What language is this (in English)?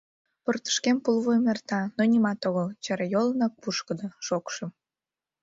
Mari